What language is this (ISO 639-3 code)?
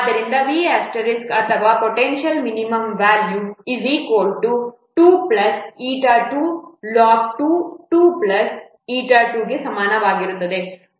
kan